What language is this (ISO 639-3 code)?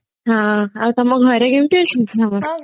ori